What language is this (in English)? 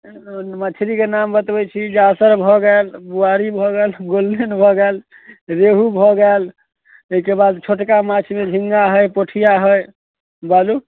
Maithili